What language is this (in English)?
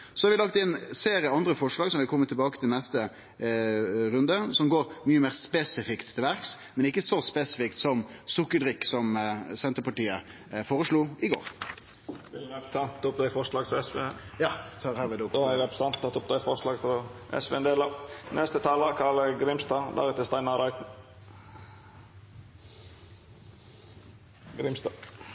Norwegian Nynorsk